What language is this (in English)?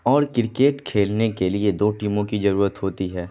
Urdu